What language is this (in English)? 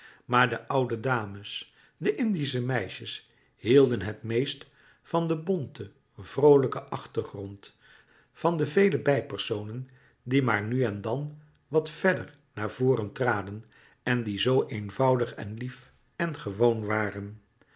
Dutch